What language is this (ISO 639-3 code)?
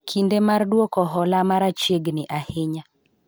luo